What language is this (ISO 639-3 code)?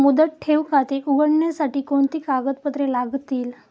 mar